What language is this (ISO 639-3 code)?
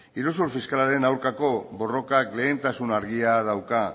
eus